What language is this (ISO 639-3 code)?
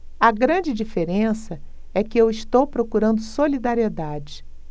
por